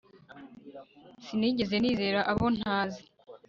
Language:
Kinyarwanda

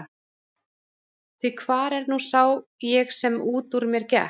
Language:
Icelandic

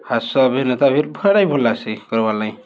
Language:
Odia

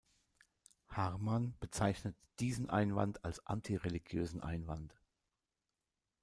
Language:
German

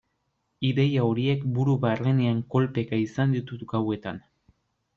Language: Basque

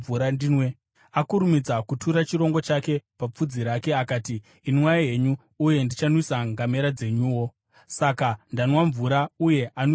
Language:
Shona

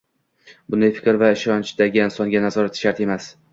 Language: Uzbek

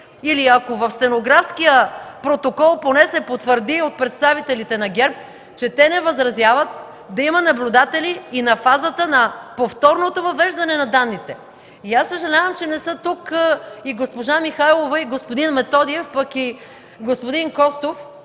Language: Bulgarian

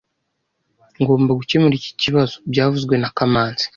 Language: Kinyarwanda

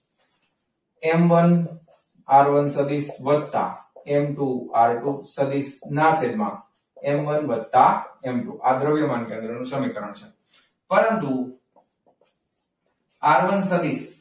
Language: Gujarati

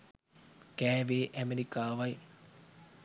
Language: Sinhala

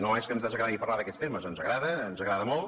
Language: Catalan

